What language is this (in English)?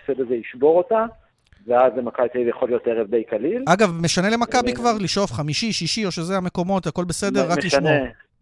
Hebrew